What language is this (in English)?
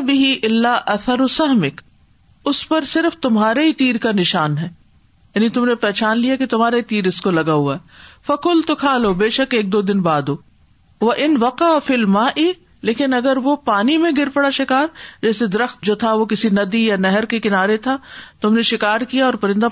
Urdu